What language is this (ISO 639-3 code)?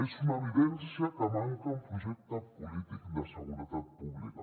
cat